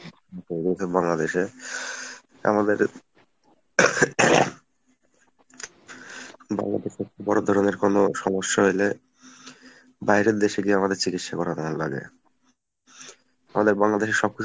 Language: Bangla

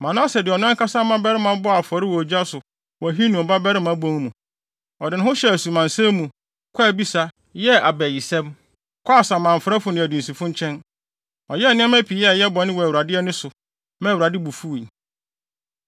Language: Akan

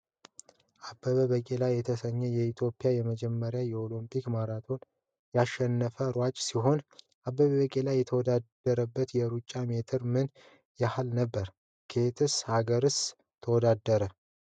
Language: Amharic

